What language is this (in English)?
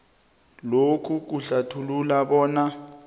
South Ndebele